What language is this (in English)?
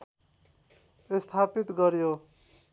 Nepali